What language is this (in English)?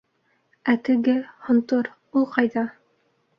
Bashkir